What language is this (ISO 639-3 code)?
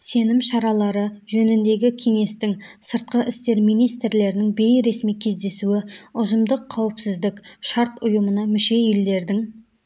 kaz